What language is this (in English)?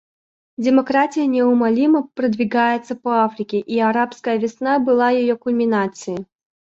Russian